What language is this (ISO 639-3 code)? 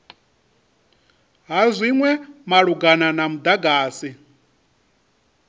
ven